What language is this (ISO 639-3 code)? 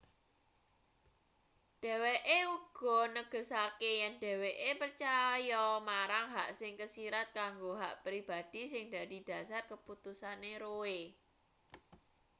jav